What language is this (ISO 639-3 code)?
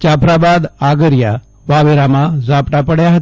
guj